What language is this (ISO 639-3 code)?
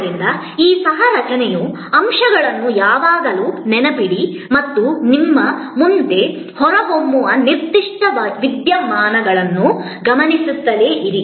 kan